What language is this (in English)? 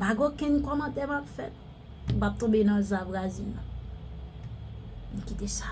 French